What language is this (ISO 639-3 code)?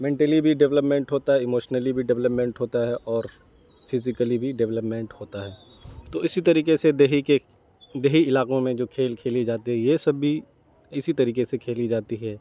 urd